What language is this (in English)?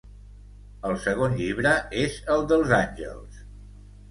Catalan